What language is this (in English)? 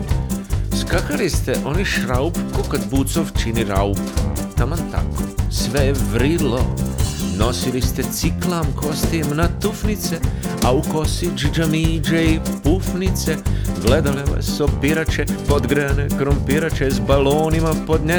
Croatian